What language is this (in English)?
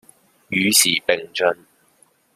Chinese